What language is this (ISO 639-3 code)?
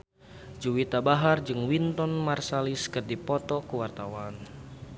sun